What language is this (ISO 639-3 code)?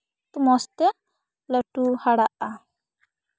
sat